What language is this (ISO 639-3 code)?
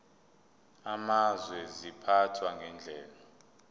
zul